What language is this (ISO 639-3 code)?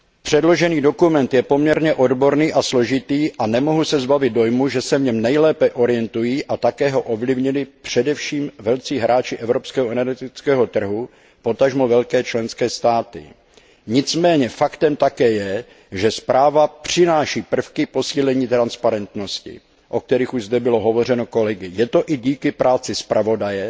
ces